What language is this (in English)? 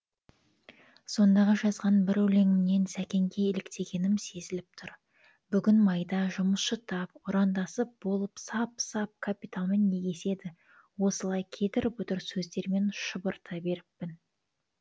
Kazakh